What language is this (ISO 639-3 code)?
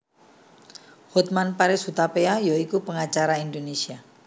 jav